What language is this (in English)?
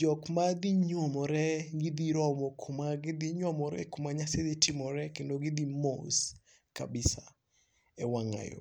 Luo (Kenya and Tanzania)